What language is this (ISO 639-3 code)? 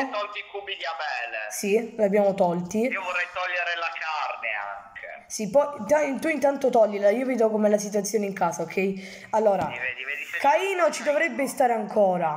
ita